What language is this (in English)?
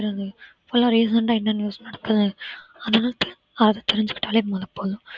Tamil